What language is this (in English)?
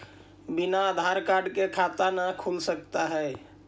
Magahi